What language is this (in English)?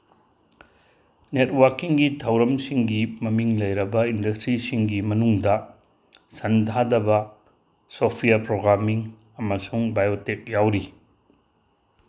Manipuri